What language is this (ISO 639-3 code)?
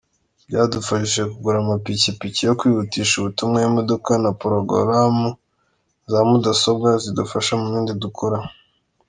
kin